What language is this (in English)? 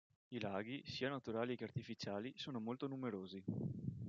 Italian